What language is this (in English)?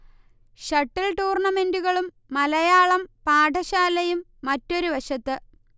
Malayalam